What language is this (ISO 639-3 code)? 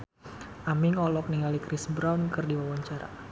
sun